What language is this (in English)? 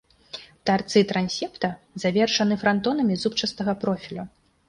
Belarusian